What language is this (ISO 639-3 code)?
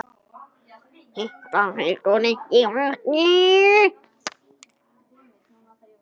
isl